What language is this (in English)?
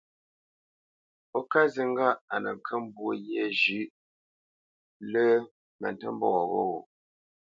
Bamenyam